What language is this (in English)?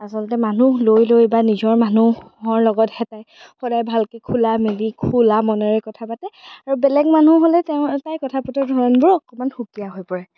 Assamese